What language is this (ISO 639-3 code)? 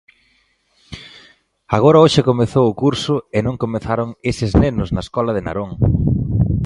glg